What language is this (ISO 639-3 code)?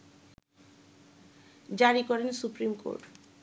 ben